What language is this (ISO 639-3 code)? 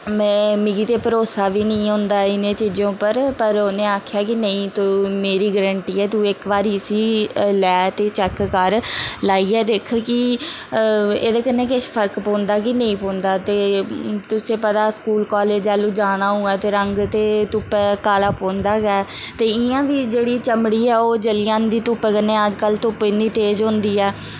doi